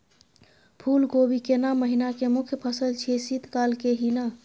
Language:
Maithili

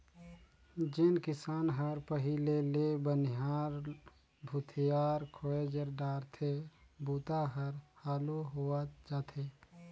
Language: Chhattisgarhi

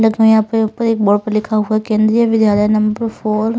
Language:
Hindi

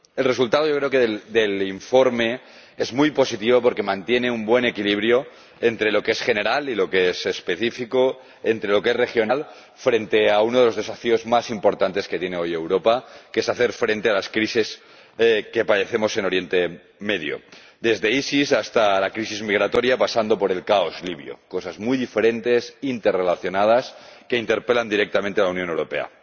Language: Spanish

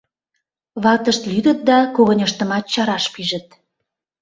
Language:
Mari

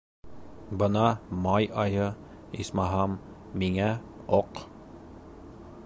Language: Bashkir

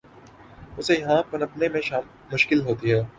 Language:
Urdu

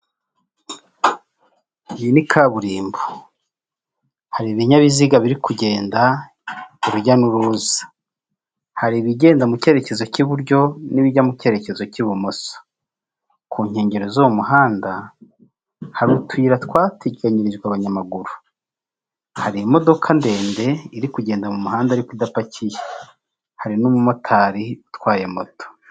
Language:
Kinyarwanda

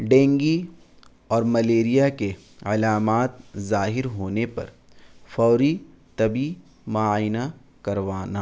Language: Urdu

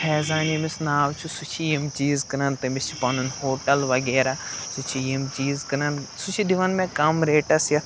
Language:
Kashmiri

